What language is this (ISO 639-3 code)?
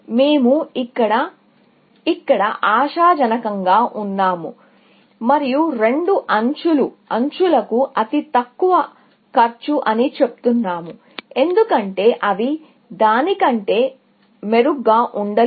tel